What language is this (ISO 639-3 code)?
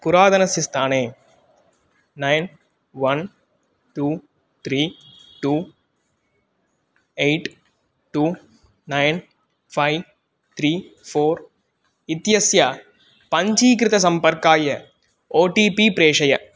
san